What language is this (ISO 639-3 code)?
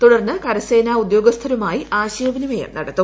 mal